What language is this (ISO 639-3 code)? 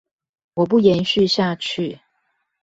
zho